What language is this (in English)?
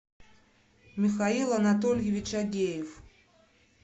Russian